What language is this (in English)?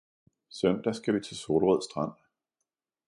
Danish